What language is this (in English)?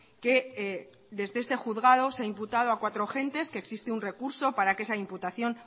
Spanish